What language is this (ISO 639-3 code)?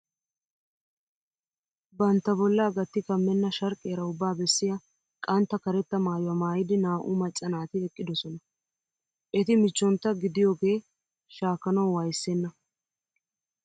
wal